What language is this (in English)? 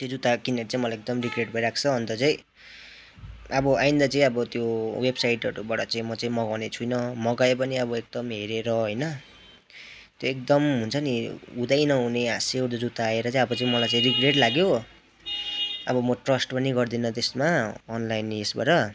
Nepali